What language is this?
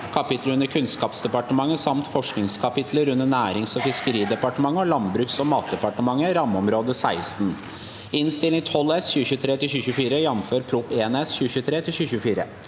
Norwegian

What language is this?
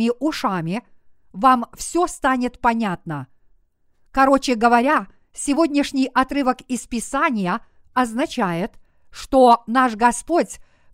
Russian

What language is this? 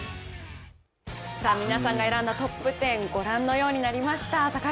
Japanese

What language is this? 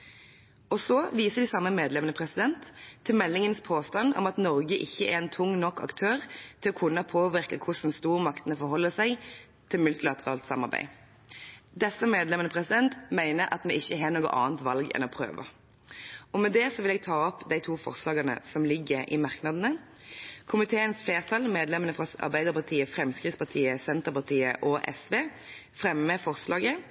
Norwegian Bokmål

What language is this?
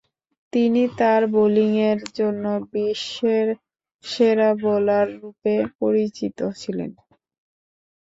Bangla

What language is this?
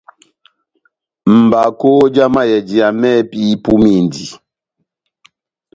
Batanga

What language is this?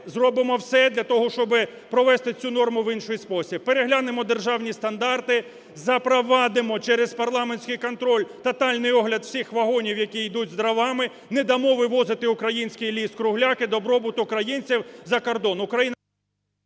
Ukrainian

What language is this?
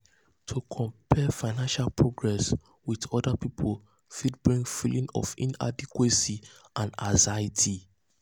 Nigerian Pidgin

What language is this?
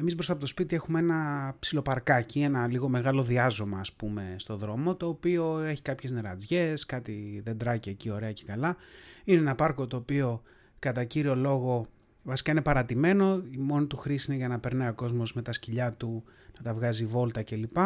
Greek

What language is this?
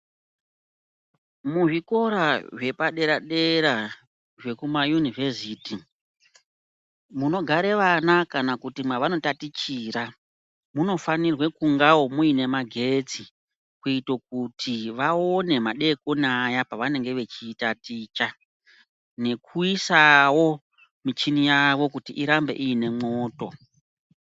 Ndau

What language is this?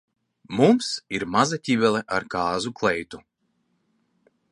Latvian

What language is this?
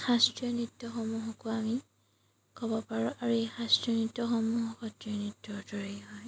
Assamese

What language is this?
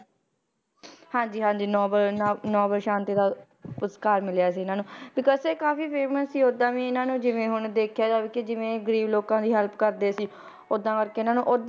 Punjabi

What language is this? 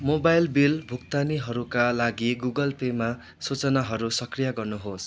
Nepali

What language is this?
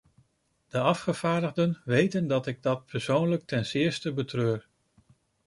Dutch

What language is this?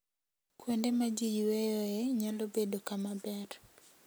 Luo (Kenya and Tanzania)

